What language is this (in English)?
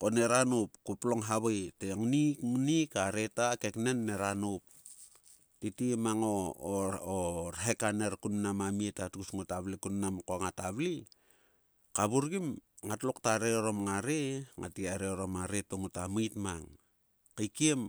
Sulka